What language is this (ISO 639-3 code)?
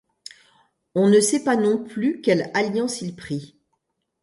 fra